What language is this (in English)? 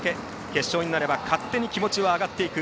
Japanese